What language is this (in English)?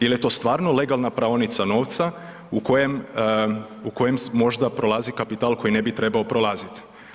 Croatian